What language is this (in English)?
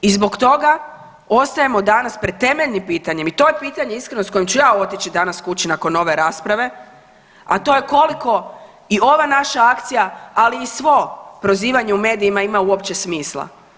Croatian